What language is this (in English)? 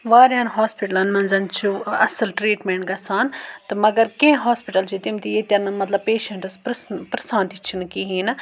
Kashmiri